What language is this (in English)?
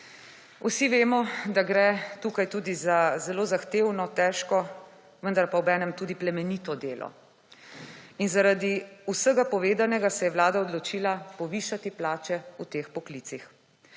Slovenian